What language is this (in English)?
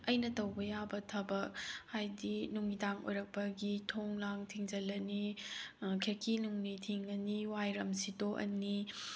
Manipuri